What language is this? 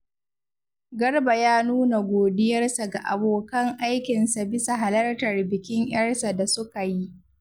Hausa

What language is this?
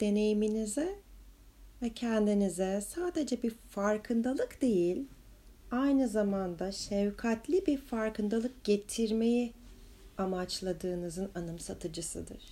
Turkish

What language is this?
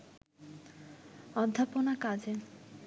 Bangla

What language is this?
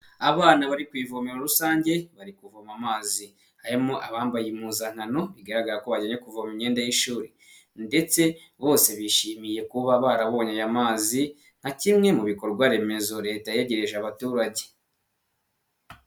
Kinyarwanda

